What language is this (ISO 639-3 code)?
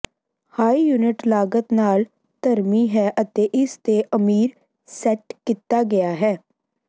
pan